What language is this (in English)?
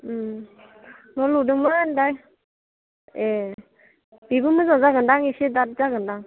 Bodo